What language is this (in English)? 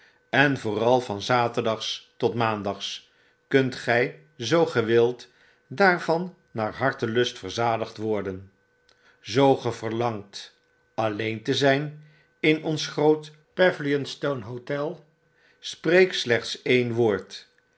Dutch